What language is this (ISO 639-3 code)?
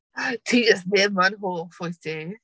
cym